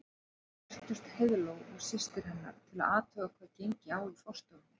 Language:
Icelandic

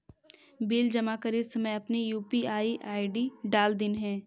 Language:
Magahi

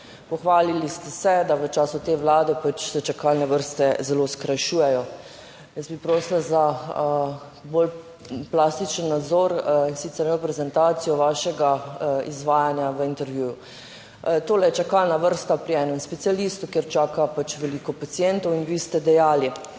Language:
Slovenian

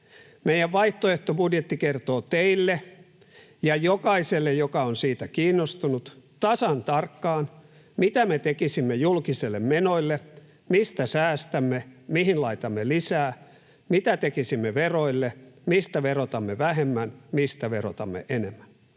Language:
Finnish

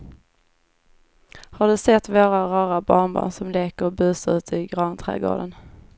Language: Swedish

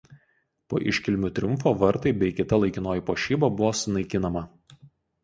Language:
Lithuanian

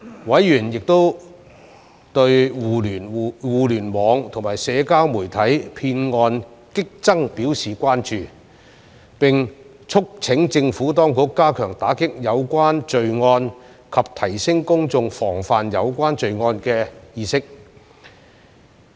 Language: Cantonese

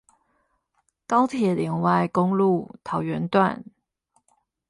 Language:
Chinese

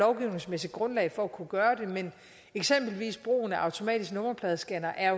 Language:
Danish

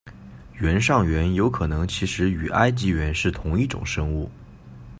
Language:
Chinese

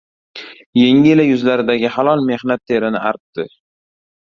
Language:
Uzbek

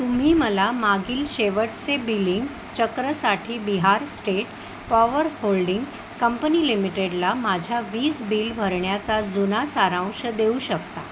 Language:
Marathi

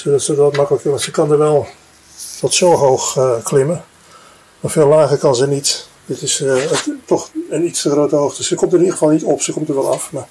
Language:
Dutch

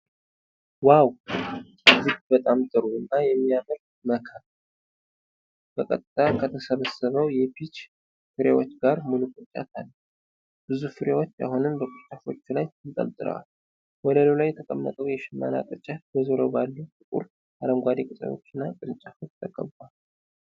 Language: Amharic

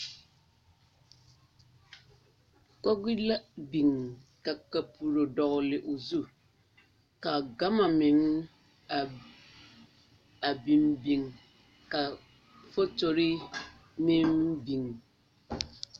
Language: Southern Dagaare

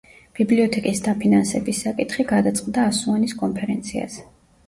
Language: Georgian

